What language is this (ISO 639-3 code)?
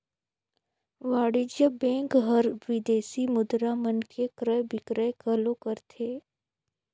hne